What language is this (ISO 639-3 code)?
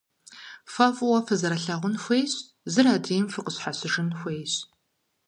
kbd